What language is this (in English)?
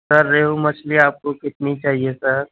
Urdu